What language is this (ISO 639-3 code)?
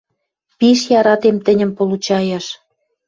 mrj